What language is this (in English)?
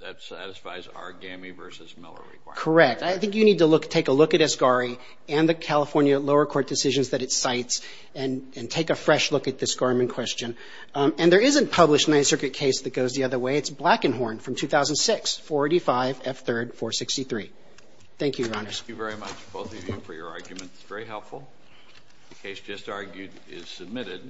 English